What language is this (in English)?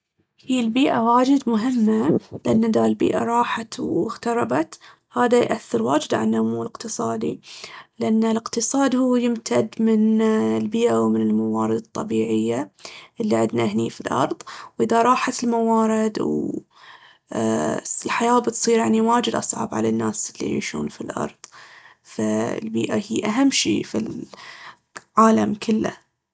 Baharna Arabic